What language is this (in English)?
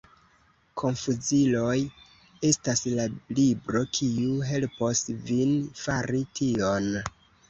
Esperanto